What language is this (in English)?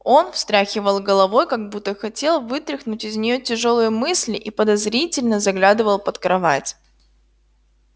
Russian